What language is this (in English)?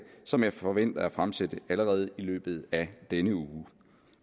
Danish